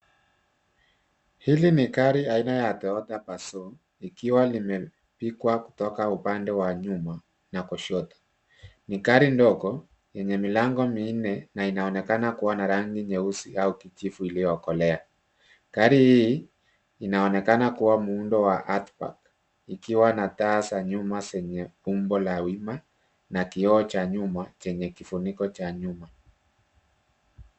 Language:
Swahili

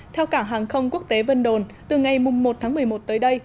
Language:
Vietnamese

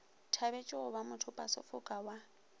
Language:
Northern Sotho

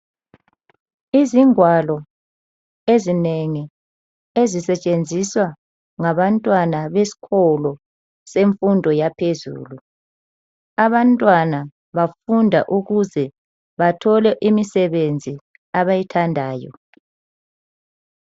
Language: North Ndebele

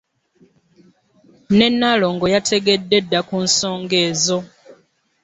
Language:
Ganda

